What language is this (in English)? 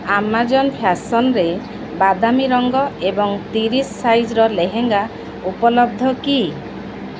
Odia